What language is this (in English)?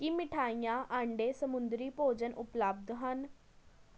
Punjabi